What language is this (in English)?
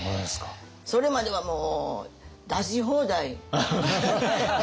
Japanese